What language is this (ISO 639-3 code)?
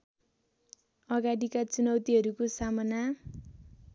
nep